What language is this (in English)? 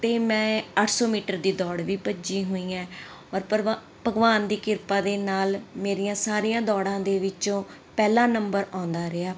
Punjabi